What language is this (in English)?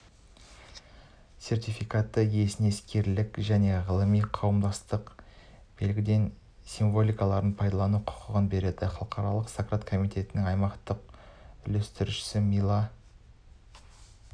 Kazakh